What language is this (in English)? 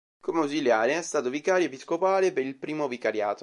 Italian